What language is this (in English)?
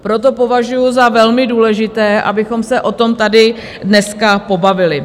Czech